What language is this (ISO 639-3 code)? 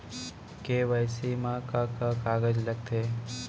hne